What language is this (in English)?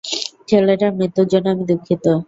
Bangla